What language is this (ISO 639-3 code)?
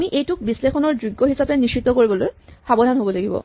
asm